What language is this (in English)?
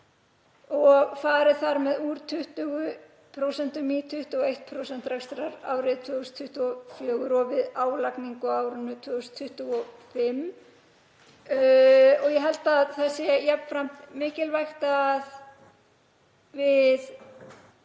Icelandic